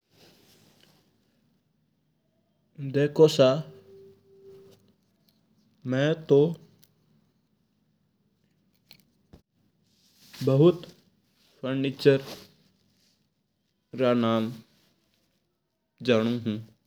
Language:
Mewari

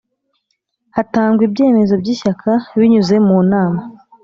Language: Kinyarwanda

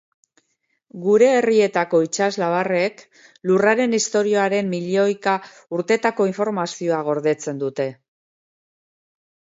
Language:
Basque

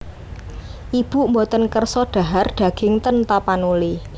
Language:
Javanese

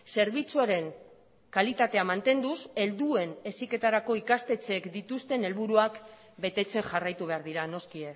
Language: Basque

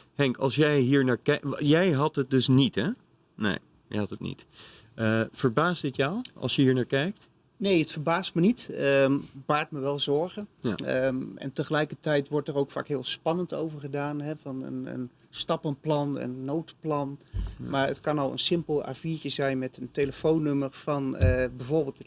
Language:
Dutch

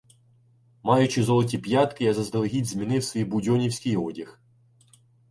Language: Ukrainian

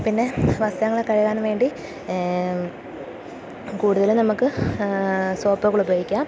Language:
Malayalam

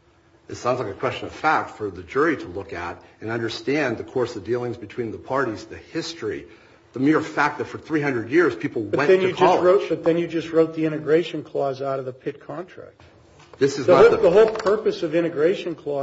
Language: English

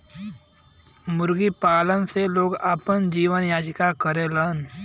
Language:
Bhojpuri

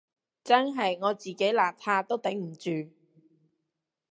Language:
Cantonese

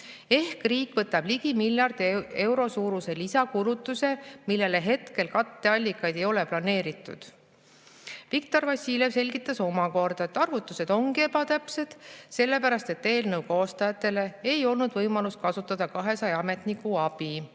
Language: Estonian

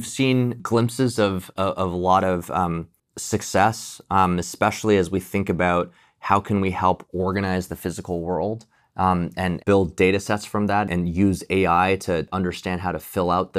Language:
English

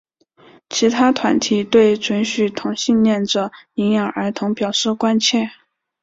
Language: Chinese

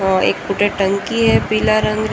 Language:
Marwari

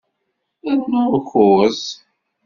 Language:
Kabyle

